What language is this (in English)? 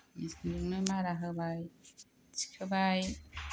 Bodo